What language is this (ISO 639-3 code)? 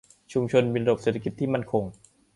tha